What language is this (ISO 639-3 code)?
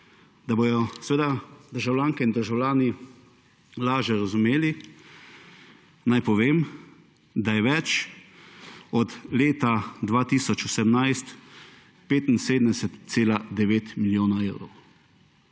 slv